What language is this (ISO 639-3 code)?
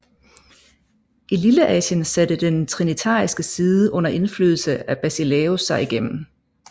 dan